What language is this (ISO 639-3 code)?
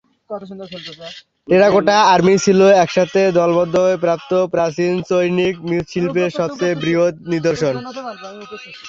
ben